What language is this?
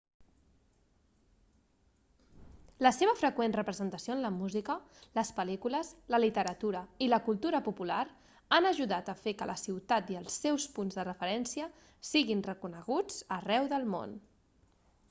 Catalan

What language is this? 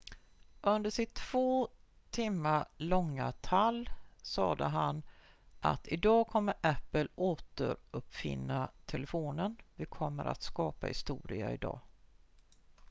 Swedish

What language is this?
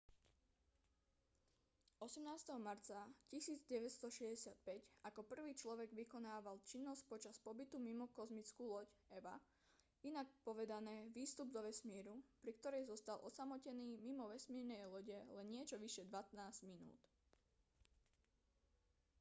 Slovak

